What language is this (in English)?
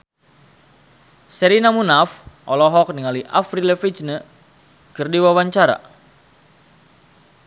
Sundanese